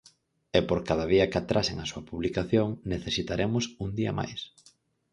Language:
Galician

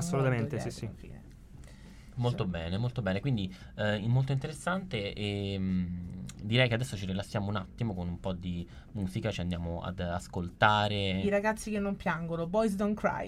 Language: Italian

